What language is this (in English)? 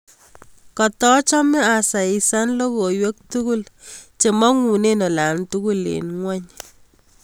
Kalenjin